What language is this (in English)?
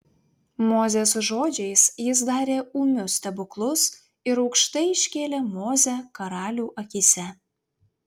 Lithuanian